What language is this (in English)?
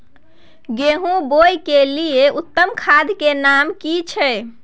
Maithili